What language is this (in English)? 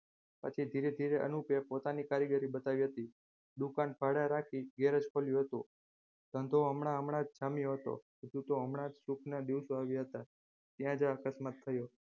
Gujarati